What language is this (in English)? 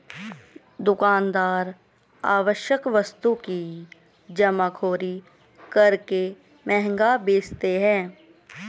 Hindi